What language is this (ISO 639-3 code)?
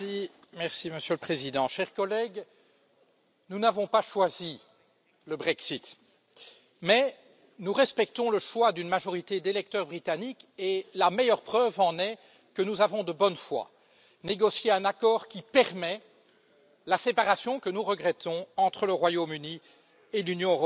fra